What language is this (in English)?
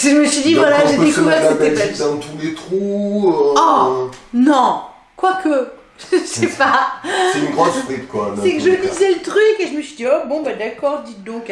French